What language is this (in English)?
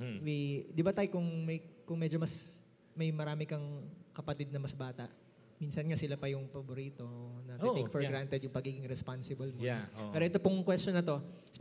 Filipino